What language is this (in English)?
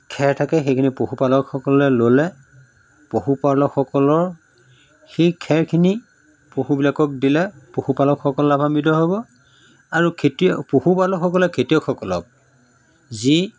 Assamese